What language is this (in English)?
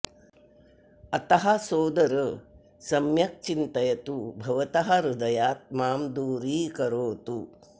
Sanskrit